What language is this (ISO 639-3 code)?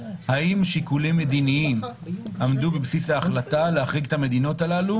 heb